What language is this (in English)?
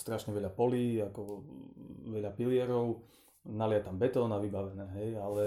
Slovak